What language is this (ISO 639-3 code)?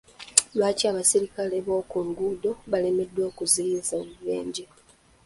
lug